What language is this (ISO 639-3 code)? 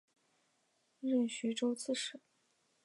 zho